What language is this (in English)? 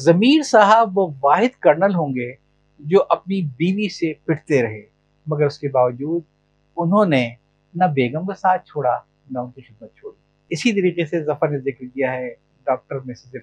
Urdu